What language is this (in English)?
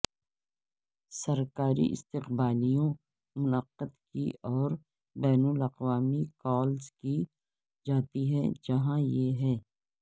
Urdu